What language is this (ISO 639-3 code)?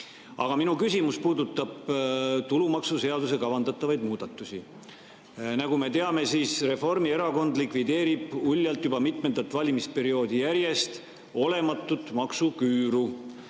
est